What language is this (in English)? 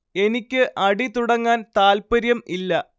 Malayalam